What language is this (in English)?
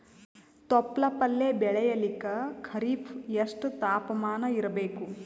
Kannada